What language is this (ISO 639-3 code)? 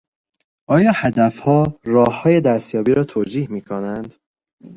fas